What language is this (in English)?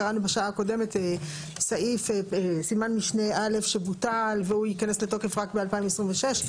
Hebrew